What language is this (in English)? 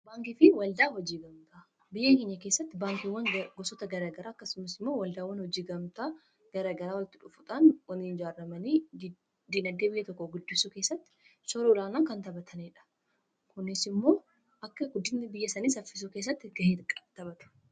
Oromo